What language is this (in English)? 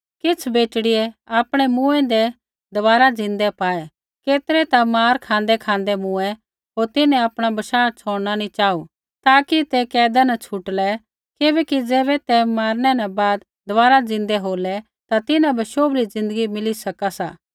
Kullu Pahari